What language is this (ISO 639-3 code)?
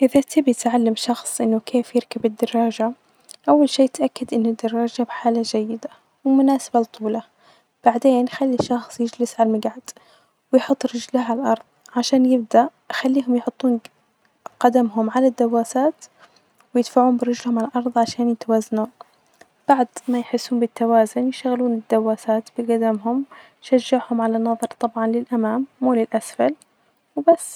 ars